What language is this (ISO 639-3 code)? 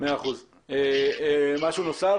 heb